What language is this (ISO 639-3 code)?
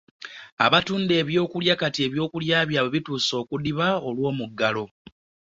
lug